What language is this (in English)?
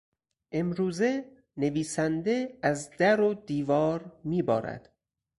Persian